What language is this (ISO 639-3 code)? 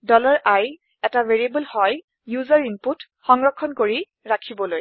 asm